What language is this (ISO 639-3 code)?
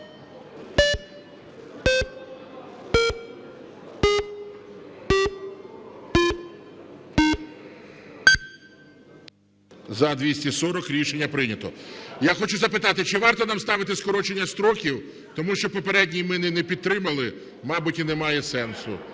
ukr